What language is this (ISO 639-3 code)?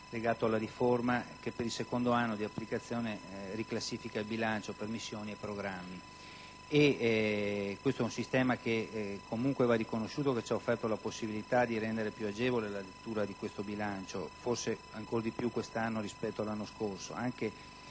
ita